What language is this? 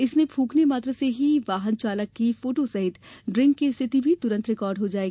Hindi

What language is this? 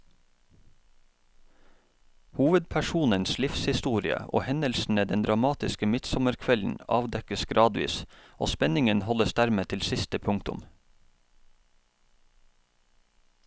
Norwegian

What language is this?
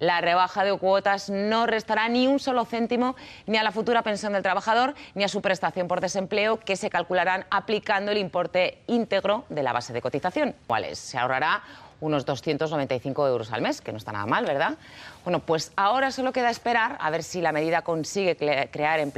Spanish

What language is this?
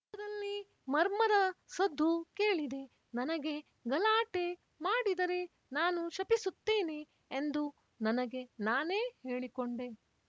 Kannada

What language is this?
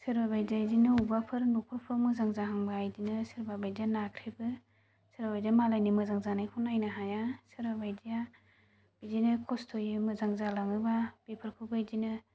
Bodo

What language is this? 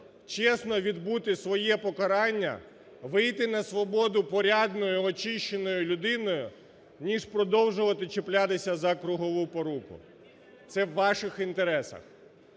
Ukrainian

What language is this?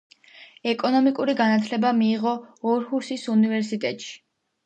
Georgian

